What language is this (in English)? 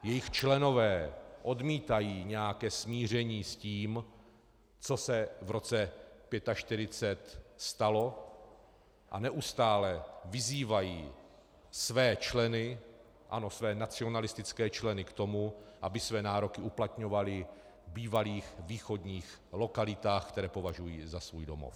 Czech